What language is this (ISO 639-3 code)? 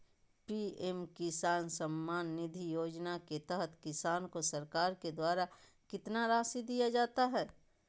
mag